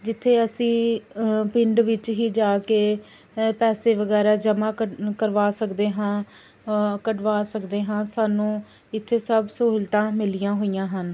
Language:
Punjabi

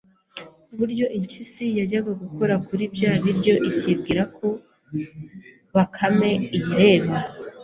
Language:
Kinyarwanda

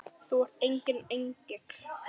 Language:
Icelandic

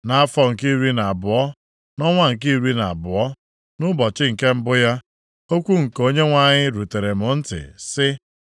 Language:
Igbo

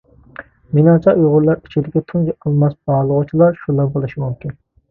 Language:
Uyghur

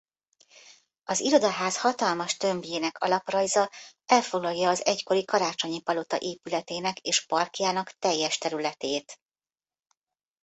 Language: Hungarian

